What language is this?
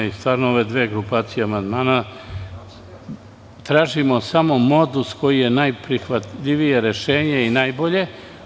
Serbian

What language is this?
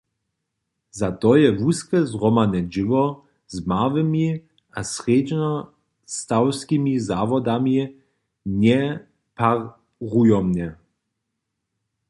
Upper Sorbian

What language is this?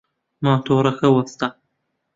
Central Kurdish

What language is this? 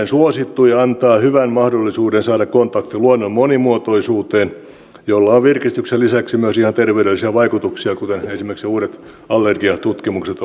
Finnish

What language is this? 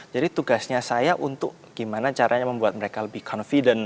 Indonesian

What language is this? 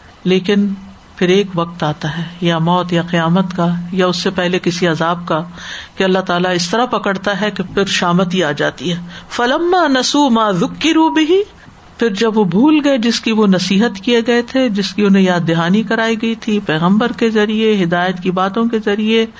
Urdu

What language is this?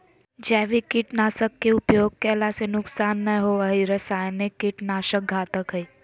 Magahi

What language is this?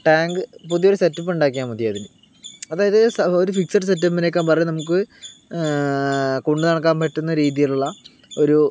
Malayalam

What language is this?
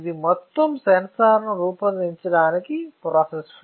Telugu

